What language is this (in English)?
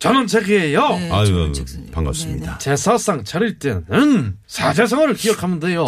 Korean